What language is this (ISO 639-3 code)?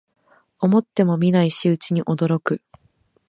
jpn